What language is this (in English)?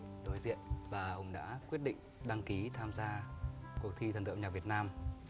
Vietnamese